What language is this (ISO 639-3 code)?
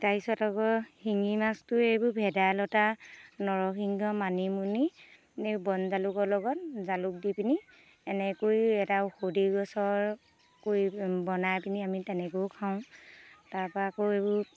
asm